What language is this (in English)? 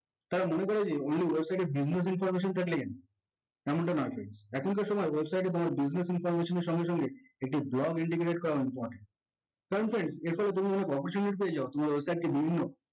Bangla